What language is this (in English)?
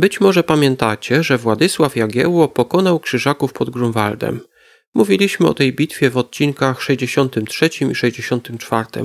Polish